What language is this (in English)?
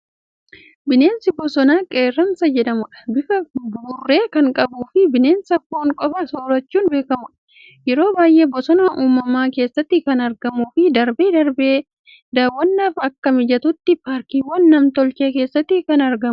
Oromo